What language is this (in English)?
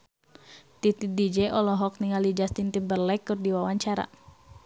Sundanese